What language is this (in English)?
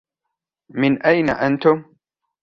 Arabic